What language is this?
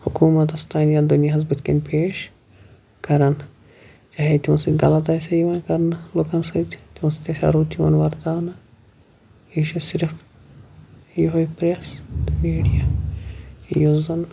Kashmiri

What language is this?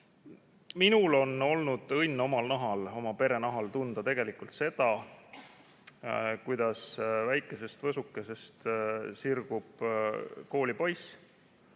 Estonian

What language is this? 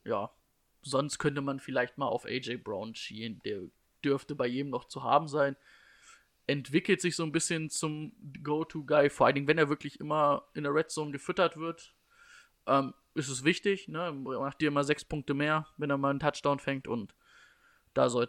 German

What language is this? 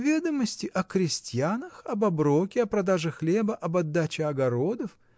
Russian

